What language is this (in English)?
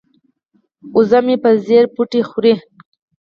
Pashto